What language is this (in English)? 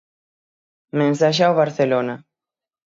Galician